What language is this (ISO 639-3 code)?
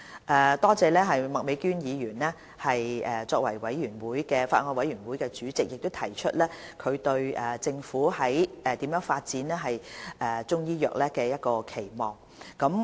yue